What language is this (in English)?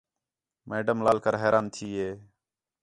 Khetrani